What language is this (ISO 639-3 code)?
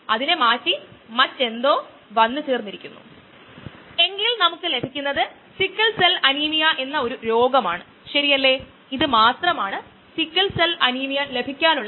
mal